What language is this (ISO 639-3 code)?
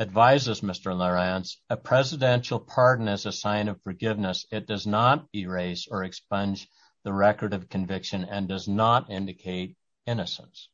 eng